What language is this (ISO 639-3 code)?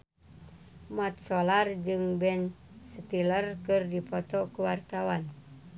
sun